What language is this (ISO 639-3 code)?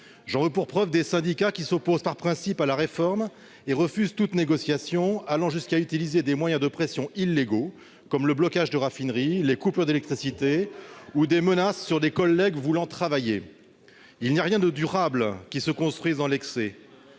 fra